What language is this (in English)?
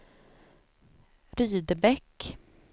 Swedish